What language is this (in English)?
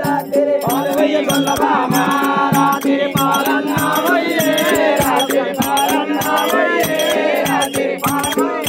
Thai